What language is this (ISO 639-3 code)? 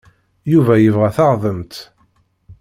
kab